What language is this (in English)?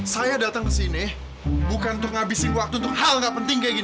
Indonesian